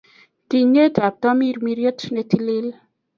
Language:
Kalenjin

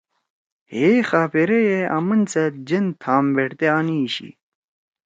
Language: Torwali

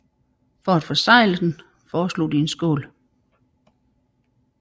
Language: Danish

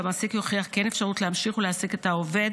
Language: Hebrew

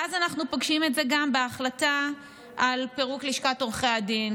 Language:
Hebrew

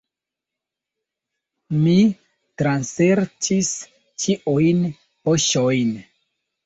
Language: Esperanto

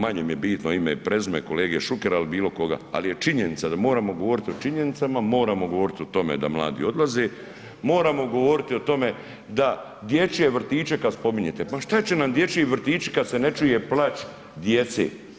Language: Croatian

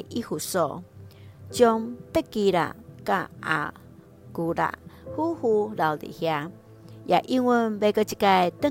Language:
Chinese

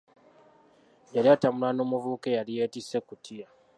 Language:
Ganda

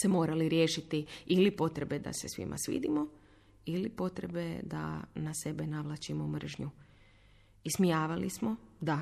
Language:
Croatian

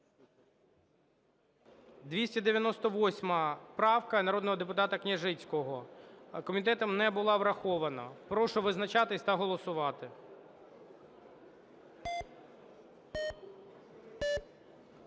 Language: Ukrainian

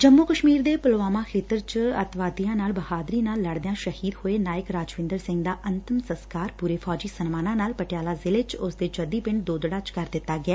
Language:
Punjabi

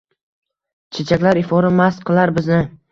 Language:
Uzbek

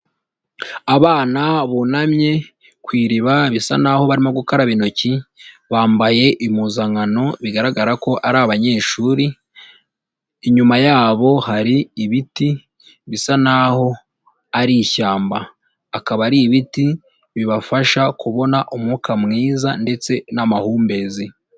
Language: Kinyarwanda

